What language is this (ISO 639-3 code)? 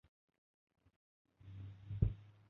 uzb